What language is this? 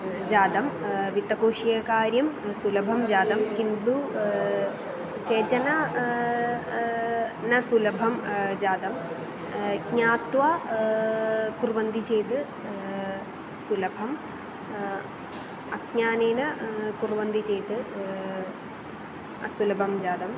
Sanskrit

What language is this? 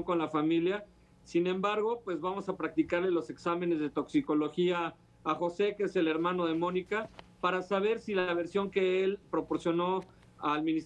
Spanish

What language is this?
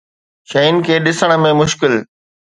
Sindhi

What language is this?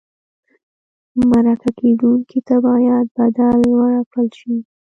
Pashto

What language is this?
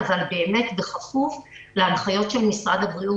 Hebrew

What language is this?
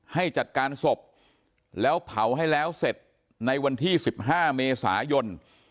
Thai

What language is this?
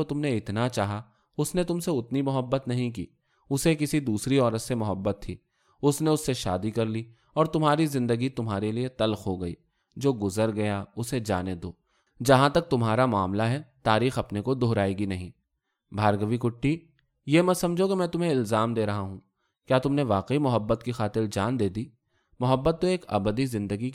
Urdu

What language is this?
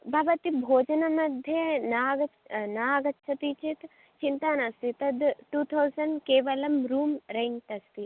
Sanskrit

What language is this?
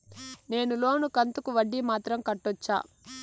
Telugu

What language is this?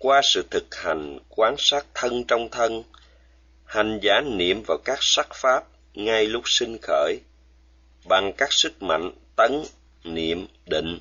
Vietnamese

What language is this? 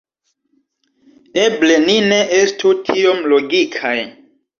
Esperanto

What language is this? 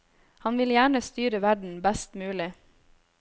Norwegian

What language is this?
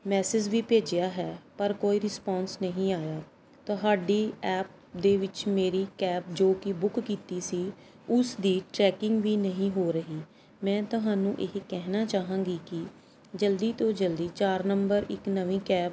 Punjabi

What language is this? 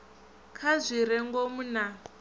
Venda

